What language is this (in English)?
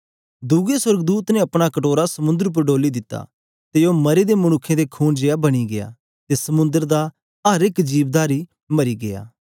Dogri